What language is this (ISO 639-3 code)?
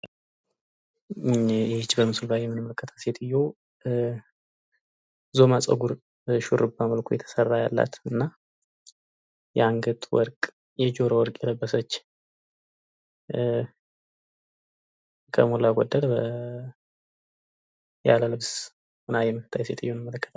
amh